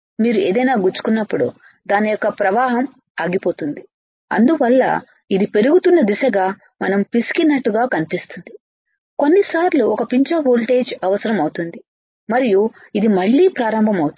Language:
Telugu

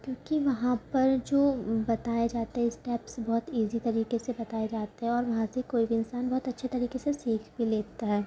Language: Urdu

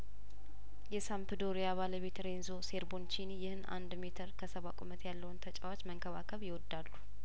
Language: Amharic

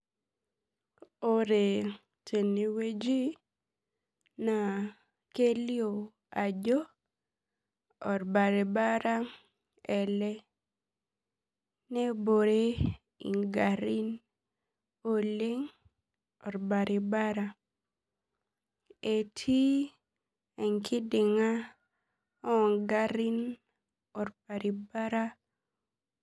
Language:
Masai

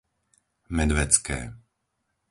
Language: Slovak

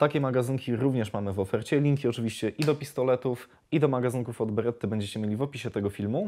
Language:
Polish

